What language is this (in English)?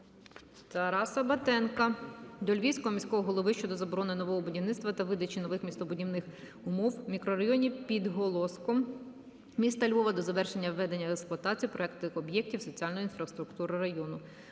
Ukrainian